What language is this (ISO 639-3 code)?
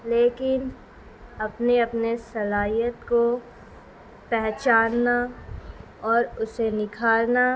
urd